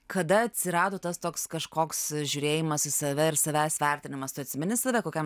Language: Lithuanian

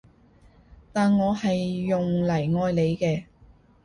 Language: Cantonese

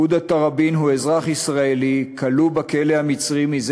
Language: Hebrew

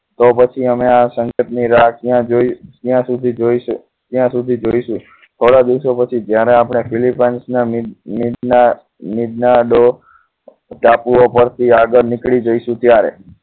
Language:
Gujarati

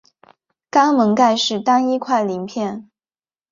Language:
Chinese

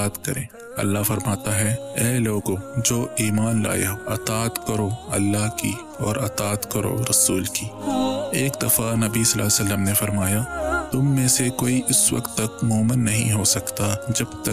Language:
Urdu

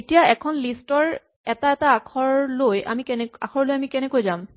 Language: Assamese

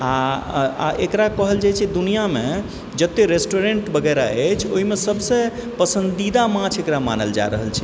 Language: Maithili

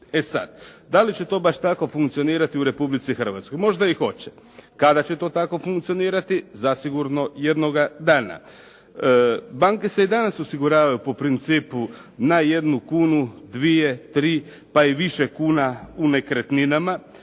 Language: Croatian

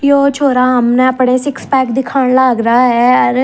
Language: Haryanvi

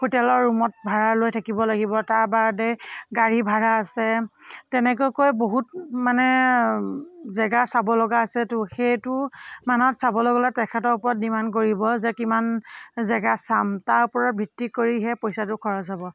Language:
Assamese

